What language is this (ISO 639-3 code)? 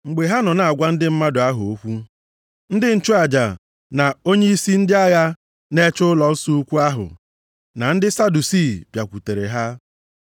ibo